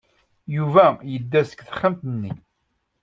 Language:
Kabyle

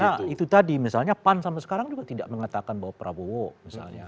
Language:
Indonesian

